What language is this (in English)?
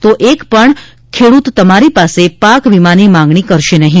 Gujarati